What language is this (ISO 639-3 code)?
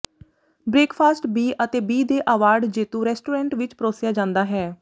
pan